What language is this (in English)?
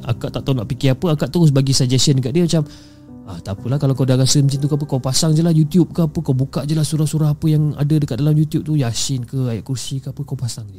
Malay